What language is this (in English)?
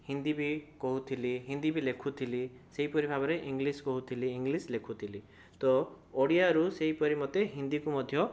Odia